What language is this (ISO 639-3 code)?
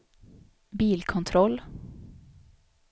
swe